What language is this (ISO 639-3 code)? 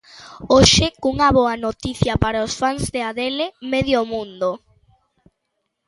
glg